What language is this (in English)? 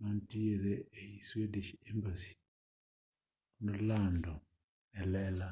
Luo (Kenya and Tanzania)